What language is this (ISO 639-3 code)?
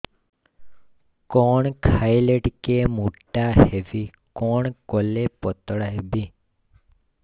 ori